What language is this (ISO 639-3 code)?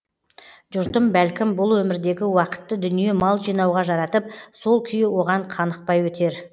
kaz